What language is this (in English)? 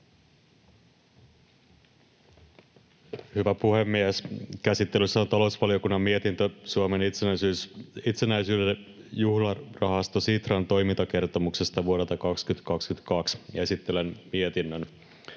Finnish